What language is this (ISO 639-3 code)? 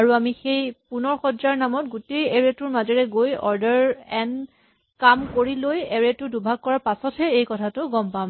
asm